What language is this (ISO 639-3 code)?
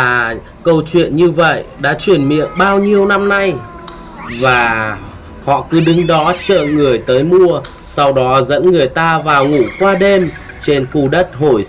vie